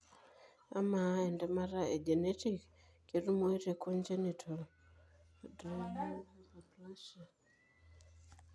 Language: Masai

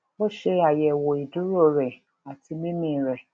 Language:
Yoruba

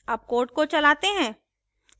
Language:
Hindi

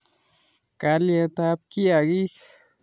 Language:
Kalenjin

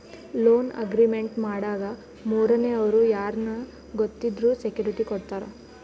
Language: Kannada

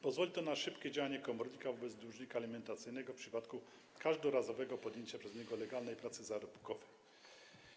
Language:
Polish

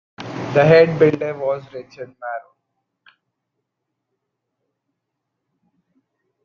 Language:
English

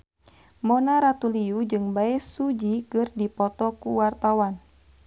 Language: Sundanese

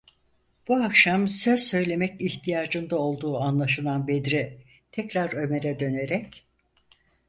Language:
Turkish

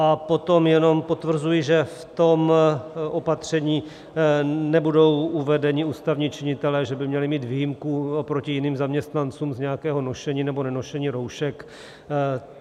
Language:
Czech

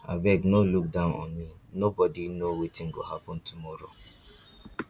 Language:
Nigerian Pidgin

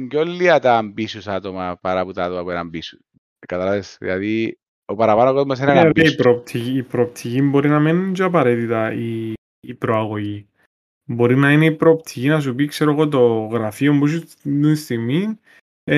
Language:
Greek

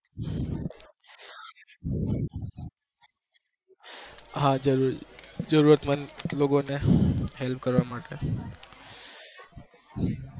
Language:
Gujarati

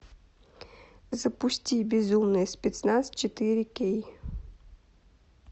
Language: Russian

